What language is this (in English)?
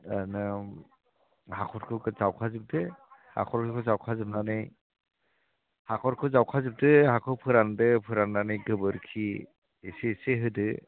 Bodo